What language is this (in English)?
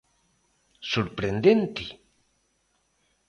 Galician